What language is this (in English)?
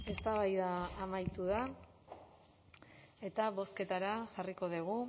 Basque